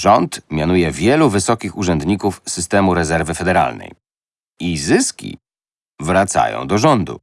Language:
Polish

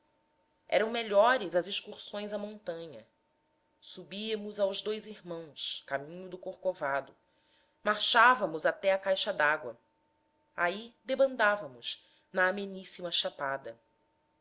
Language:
Portuguese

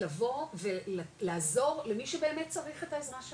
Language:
Hebrew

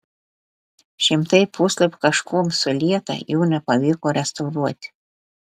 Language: Lithuanian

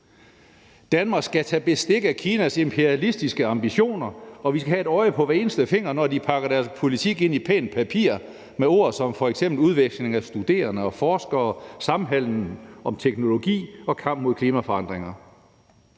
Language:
Danish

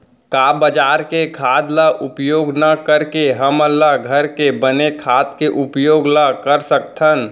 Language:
Chhattisgarhi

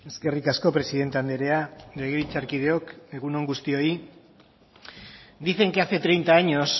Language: Basque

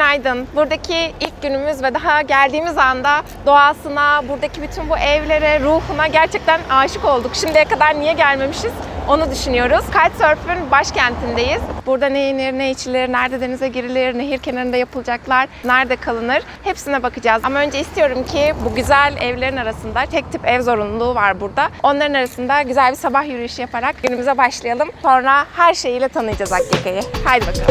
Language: Turkish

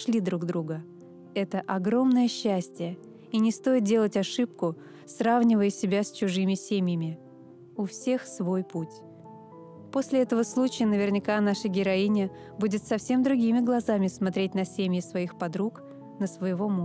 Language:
Russian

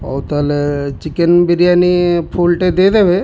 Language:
Odia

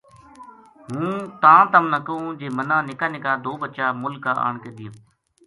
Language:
Gujari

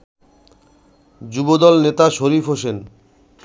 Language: Bangla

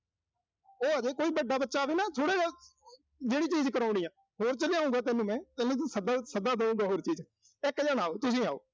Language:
Punjabi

